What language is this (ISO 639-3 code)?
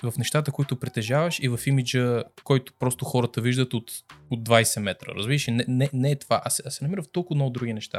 bul